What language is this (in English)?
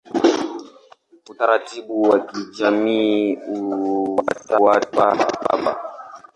Swahili